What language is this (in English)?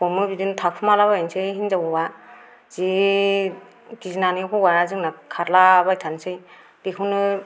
Bodo